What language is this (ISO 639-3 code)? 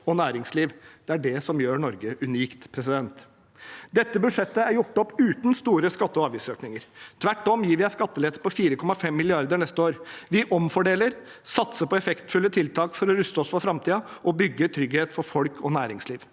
nor